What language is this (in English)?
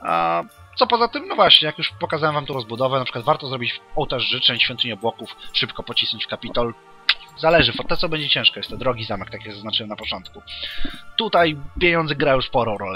Polish